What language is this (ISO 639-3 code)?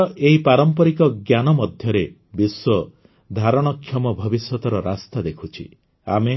ori